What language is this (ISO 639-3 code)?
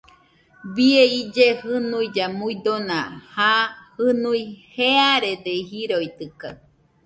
hux